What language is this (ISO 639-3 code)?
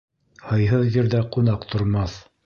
bak